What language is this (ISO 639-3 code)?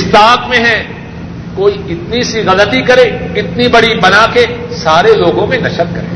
urd